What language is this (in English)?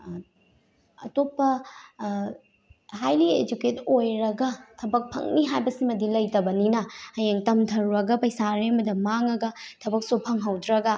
Manipuri